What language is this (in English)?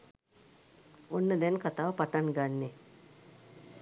Sinhala